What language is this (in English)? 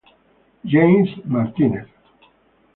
Italian